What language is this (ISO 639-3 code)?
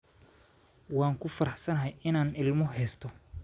som